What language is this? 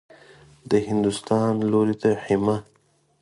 Pashto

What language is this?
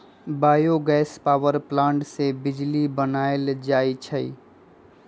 Magahi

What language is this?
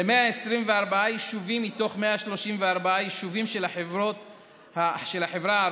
Hebrew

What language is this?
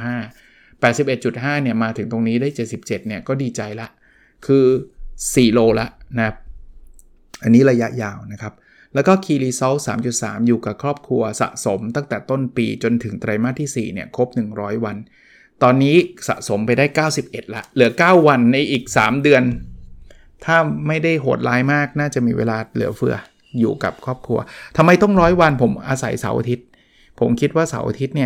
Thai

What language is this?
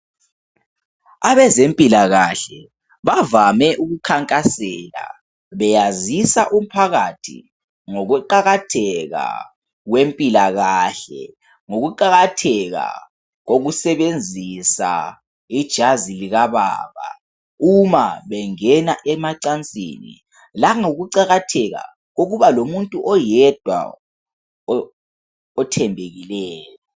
North Ndebele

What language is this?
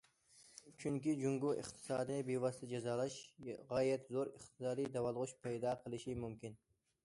Uyghur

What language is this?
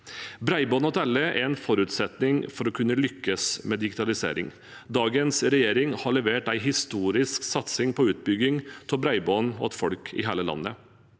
Norwegian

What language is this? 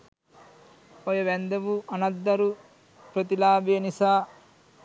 Sinhala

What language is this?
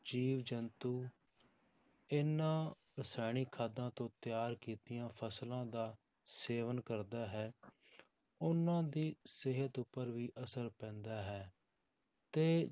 Punjabi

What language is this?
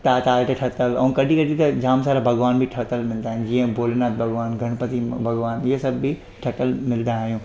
Sindhi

